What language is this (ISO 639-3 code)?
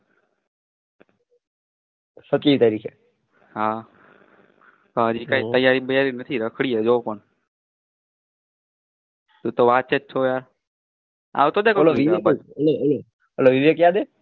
guj